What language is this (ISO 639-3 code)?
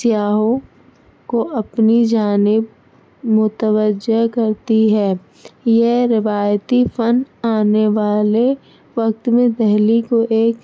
urd